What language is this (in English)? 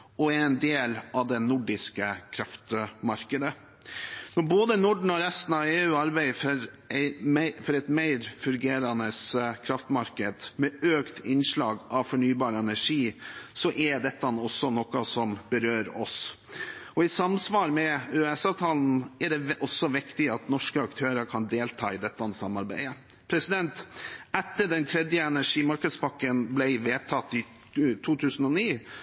Norwegian Bokmål